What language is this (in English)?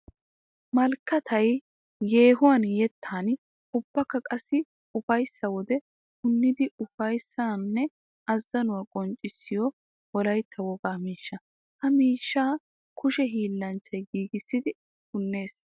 Wolaytta